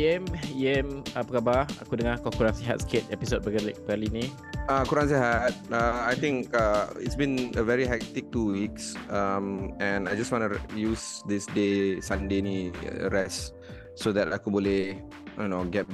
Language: Malay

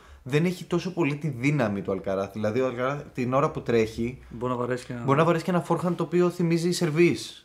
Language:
Greek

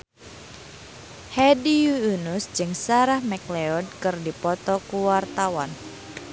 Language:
Sundanese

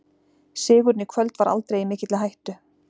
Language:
Icelandic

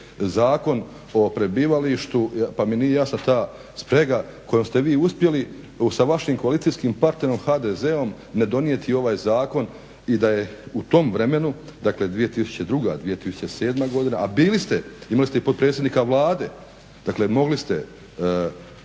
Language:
Croatian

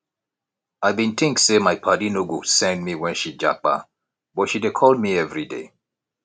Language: Nigerian Pidgin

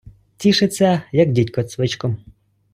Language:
Ukrainian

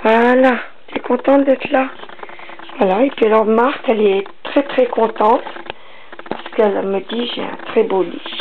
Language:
French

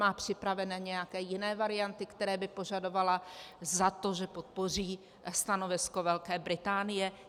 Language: Czech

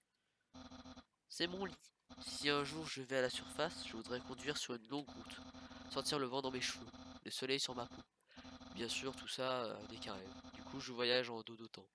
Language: French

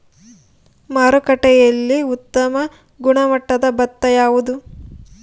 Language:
Kannada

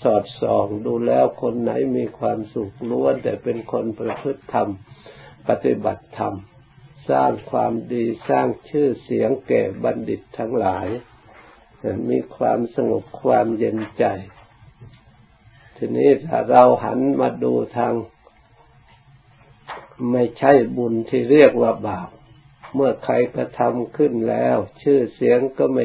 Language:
Thai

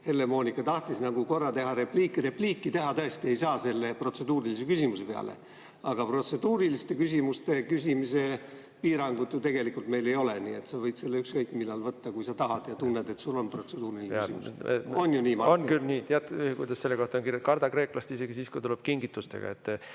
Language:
Estonian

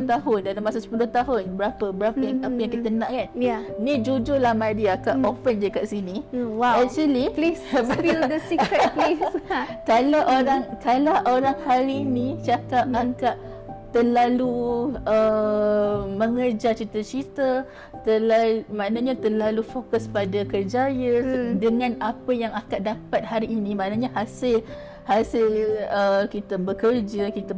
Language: Malay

